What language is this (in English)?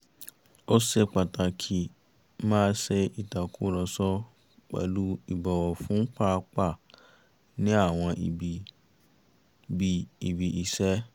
Yoruba